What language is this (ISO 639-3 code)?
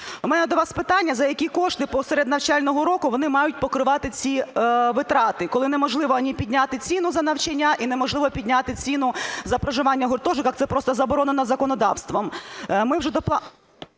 ukr